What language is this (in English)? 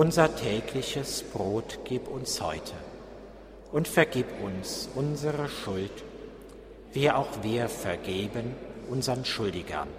German